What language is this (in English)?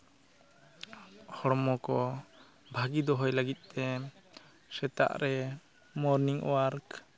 Santali